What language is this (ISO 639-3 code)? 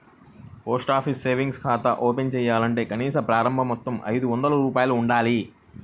tel